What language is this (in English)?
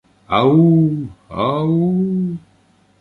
Ukrainian